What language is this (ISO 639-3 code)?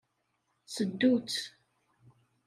kab